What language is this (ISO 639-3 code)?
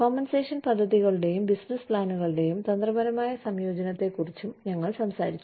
mal